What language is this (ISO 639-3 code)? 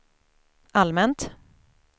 swe